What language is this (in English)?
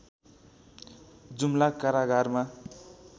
Nepali